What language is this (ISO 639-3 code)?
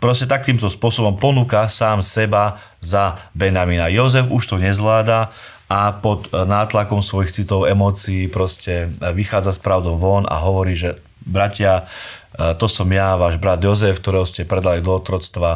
slk